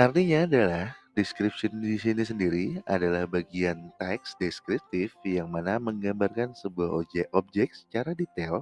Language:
Indonesian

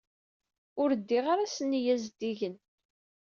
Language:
Kabyle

